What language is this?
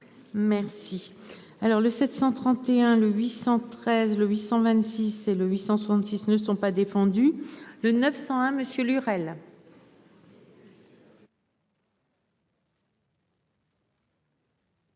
French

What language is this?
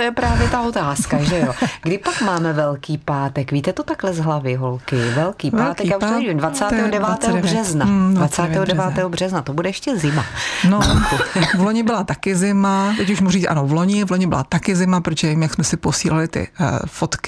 Czech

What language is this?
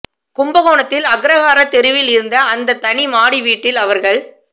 Tamil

